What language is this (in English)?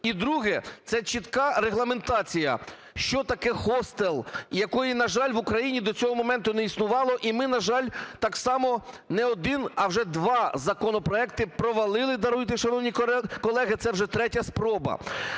Ukrainian